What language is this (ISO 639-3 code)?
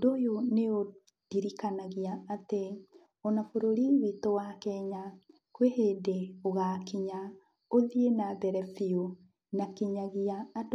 kik